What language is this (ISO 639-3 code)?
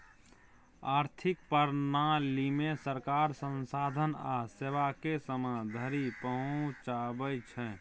mai